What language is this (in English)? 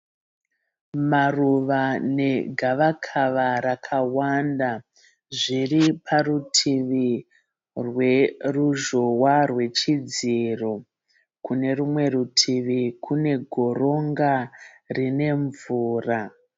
Shona